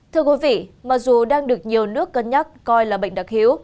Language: Vietnamese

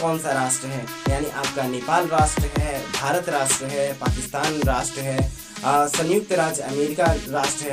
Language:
Hindi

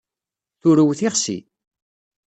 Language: Kabyle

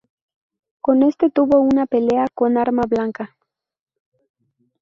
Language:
Spanish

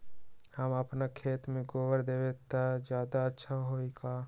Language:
Magahi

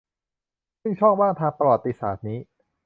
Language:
Thai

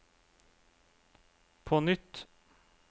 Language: Norwegian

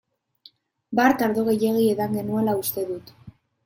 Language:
Basque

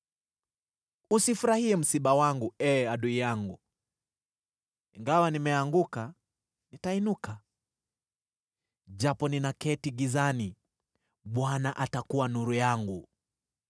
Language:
Swahili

